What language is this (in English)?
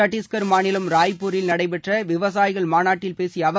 Tamil